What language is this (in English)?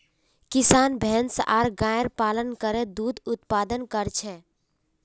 Magahi